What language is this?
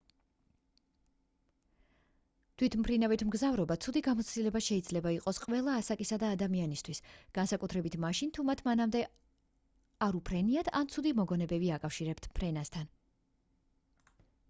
Georgian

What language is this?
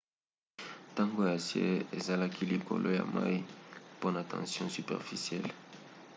Lingala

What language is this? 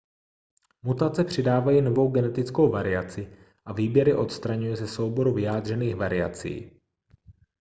Czech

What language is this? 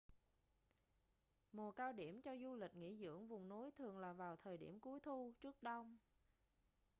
Vietnamese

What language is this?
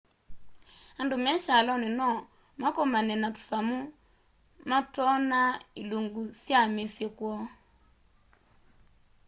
Kamba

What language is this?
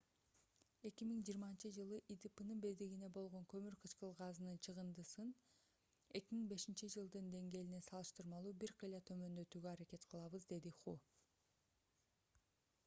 Kyrgyz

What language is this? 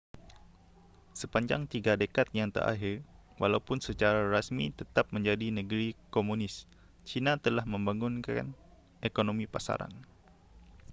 Malay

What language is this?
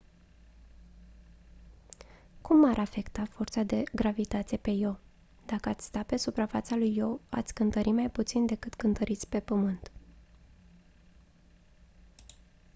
Romanian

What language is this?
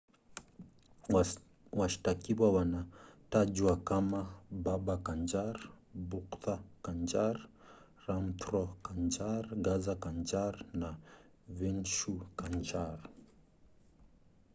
Swahili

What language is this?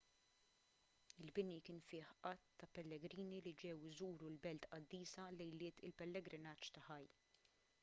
Maltese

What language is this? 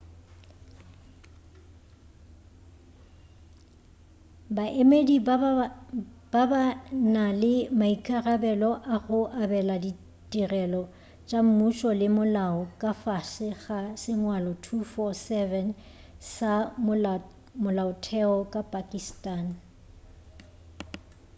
Northern Sotho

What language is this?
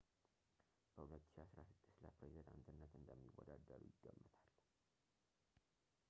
Amharic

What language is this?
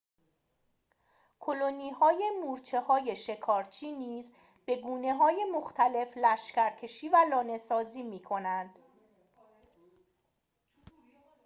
Persian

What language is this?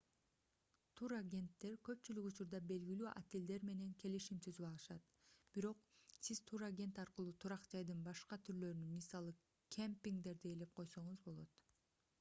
Kyrgyz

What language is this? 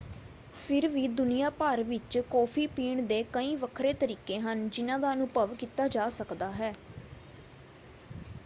Punjabi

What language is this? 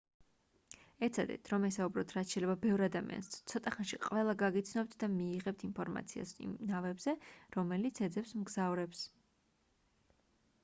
Georgian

